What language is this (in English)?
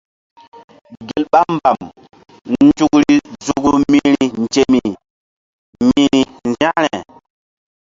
Mbum